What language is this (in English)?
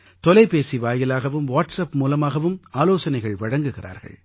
Tamil